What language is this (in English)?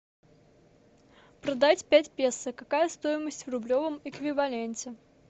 Russian